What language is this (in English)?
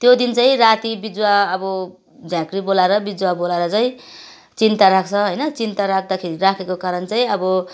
Nepali